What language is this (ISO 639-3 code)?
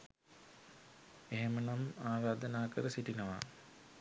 sin